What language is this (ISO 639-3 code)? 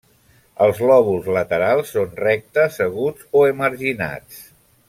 cat